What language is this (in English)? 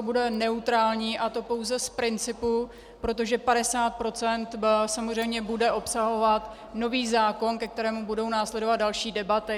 Czech